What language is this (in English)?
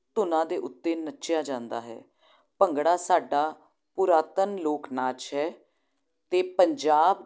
Punjabi